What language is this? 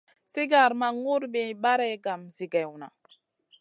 Masana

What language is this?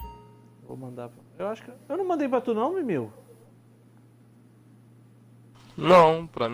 Portuguese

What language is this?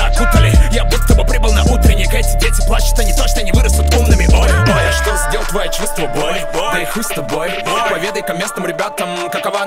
Russian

